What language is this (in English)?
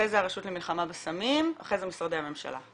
Hebrew